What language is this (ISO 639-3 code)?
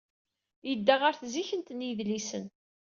kab